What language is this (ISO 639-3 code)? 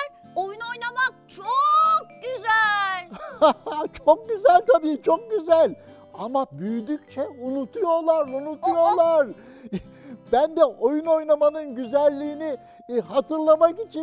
tur